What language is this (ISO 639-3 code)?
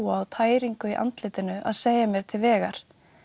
isl